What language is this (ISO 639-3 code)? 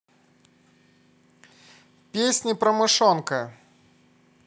rus